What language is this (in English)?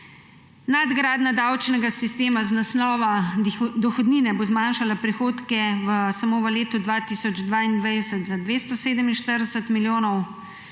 Slovenian